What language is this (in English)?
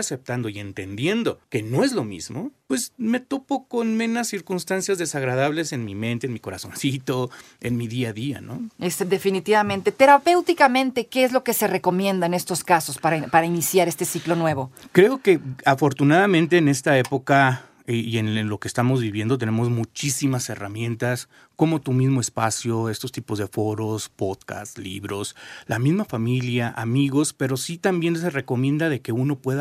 Spanish